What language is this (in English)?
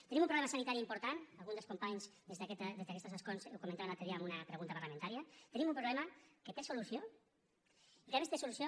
Catalan